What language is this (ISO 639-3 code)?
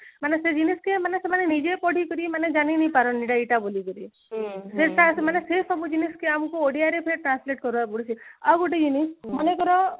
ori